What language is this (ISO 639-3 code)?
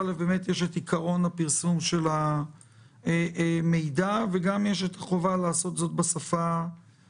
heb